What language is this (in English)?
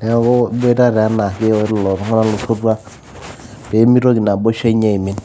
Masai